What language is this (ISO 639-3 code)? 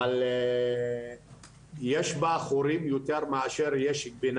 heb